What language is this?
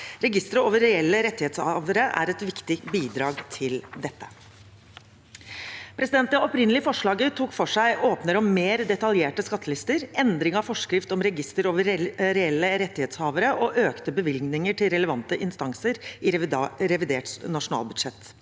Norwegian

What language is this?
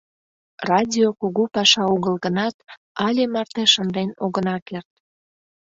Mari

